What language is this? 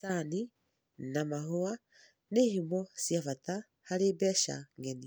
Kikuyu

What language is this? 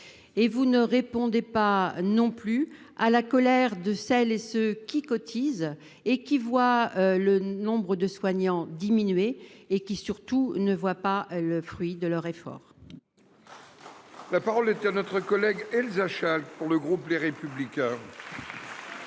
French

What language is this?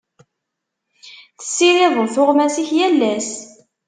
Kabyle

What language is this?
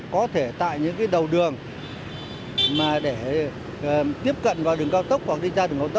Vietnamese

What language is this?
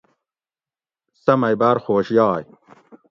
Gawri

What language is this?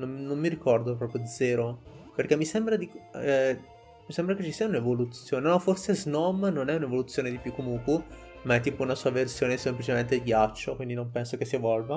Italian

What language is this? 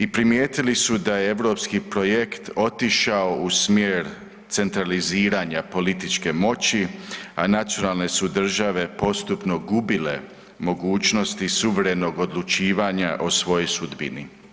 Croatian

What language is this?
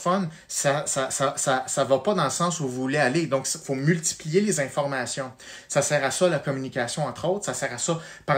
French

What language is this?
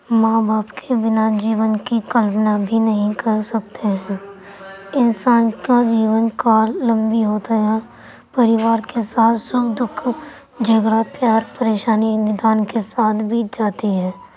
Urdu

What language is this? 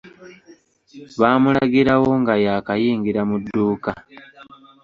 Ganda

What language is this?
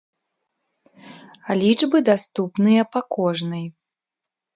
Belarusian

